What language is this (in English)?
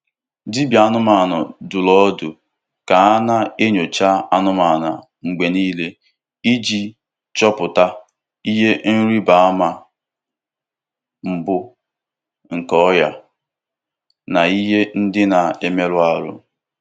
Igbo